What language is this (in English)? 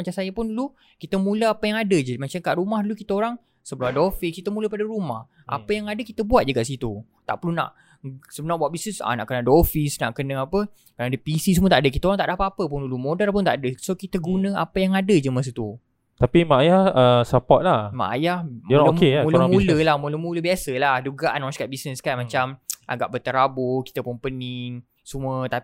Malay